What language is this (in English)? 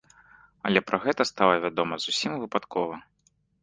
Belarusian